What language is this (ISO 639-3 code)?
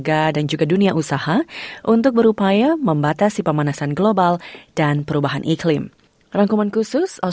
ind